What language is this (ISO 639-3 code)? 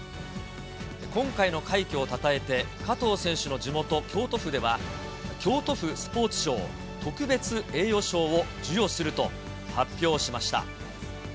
jpn